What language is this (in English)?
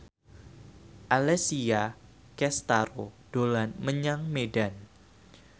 Javanese